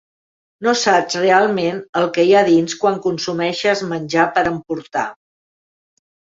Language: Catalan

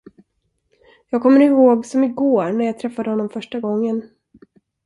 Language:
Swedish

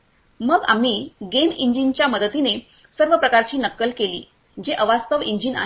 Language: Marathi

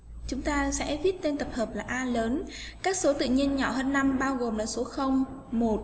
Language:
Vietnamese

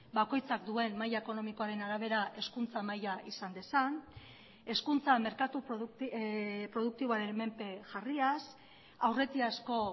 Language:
Basque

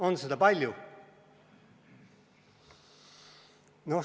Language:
Estonian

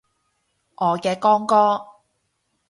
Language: Cantonese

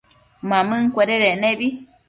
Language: Matsés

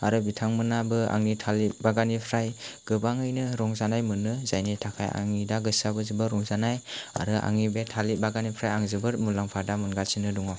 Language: Bodo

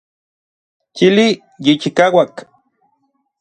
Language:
Orizaba Nahuatl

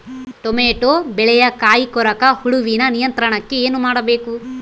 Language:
Kannada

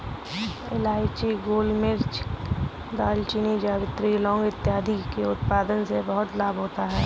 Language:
Hindi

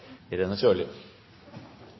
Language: Norwegian Nynorsk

